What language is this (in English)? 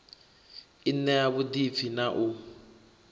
Venda